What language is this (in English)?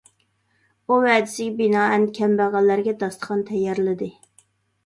Uyghur